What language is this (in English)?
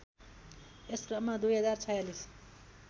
Nepali